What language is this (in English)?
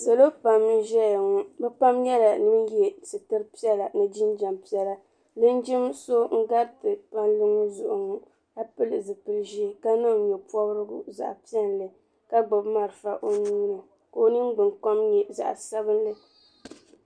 Dagbani